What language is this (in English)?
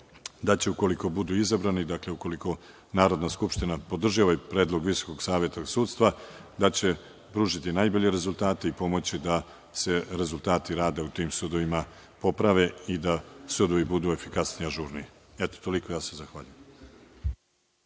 Serbian